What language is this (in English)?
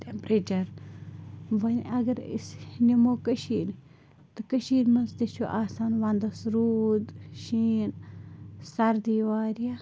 Kashmiri